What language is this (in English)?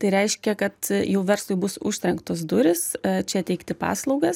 Lithuanian